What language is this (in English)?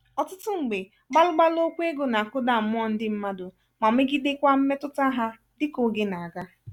Igbo